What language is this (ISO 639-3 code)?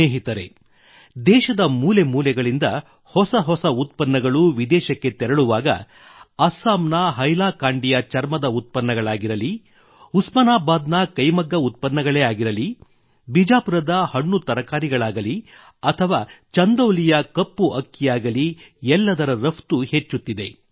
kan